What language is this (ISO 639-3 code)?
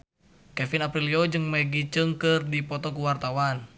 sun